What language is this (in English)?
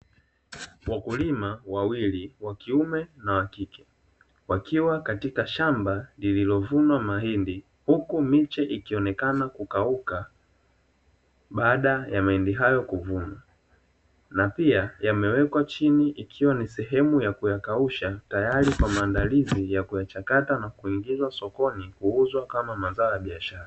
Swahili